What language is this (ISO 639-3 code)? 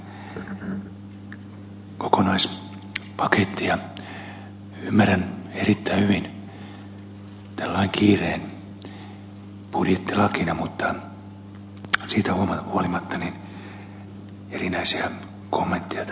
fin